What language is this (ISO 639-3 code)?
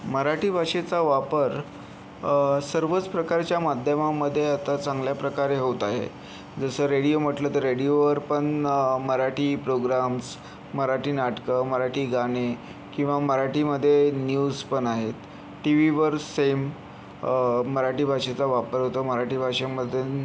mar